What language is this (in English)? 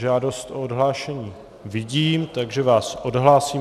Czech